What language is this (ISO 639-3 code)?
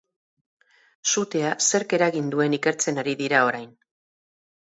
eus